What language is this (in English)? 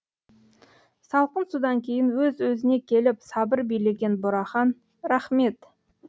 Kazakh